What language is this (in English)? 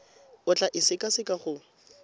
Tswana